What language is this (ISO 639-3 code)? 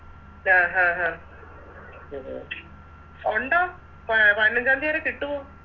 mal